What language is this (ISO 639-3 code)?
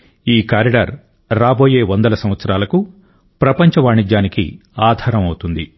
tel